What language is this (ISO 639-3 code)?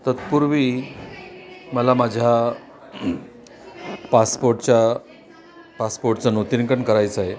mar